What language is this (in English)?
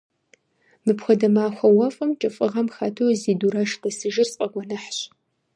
Kabardian